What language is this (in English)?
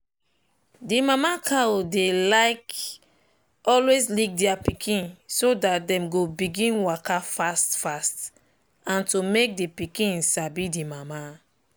Nigerian Pidgin